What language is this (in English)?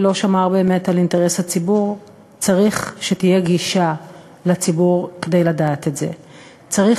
Hebrew